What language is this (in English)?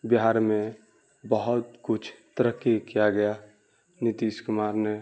Urdu